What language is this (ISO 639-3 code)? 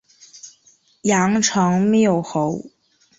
zho